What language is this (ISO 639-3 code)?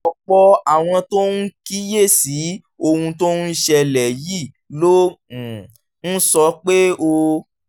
yor